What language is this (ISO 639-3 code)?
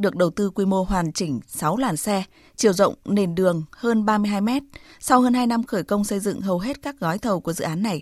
vie